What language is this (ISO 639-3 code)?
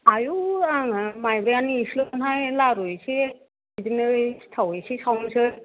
brx